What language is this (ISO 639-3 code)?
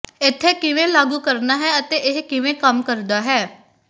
pan